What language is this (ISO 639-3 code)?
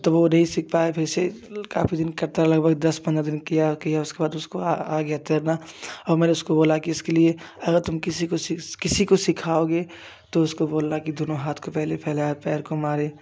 hin